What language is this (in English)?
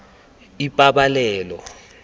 Tswana